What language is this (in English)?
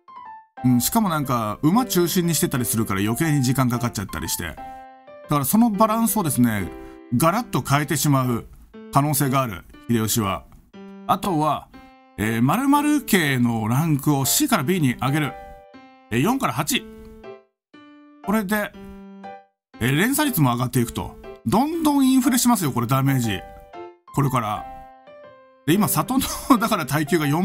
Japanese